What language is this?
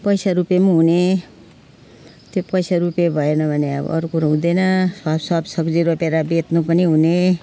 Nepali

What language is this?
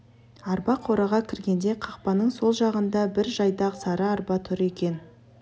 Kazakh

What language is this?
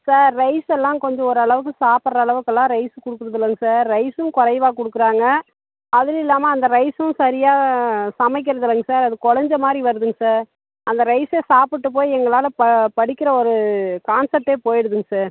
Tamil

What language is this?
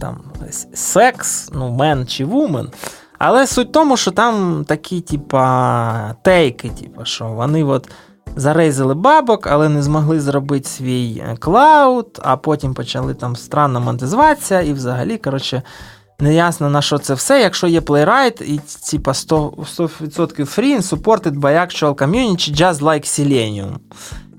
Ukrainian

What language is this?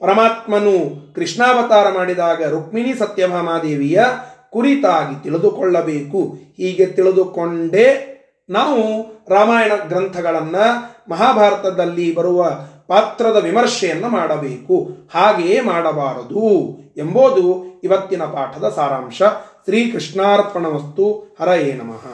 Kannada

